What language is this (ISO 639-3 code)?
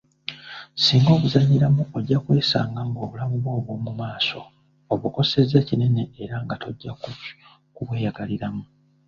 lug